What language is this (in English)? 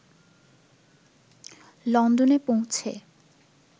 Bangla